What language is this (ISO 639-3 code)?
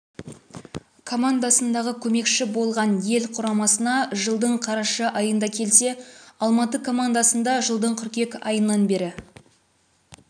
kaz